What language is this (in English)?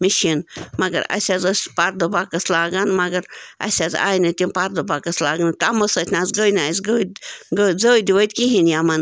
Kashmiri